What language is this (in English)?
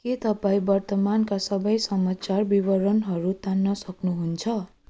Nepali